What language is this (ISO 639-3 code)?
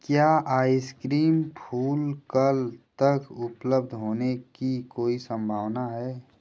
hin